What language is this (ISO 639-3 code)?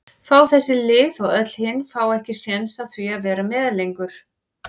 isl